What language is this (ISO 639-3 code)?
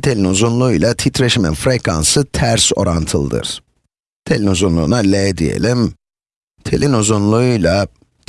tur